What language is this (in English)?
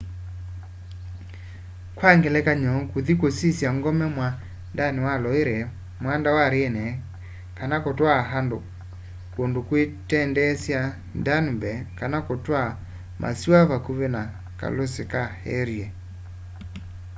Kamba